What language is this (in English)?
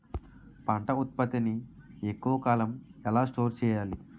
Telugu